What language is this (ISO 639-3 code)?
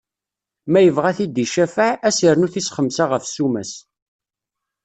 kab